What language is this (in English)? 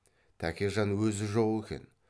Kazakh